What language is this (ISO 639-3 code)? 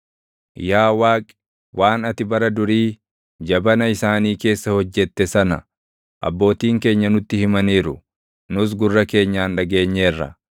orm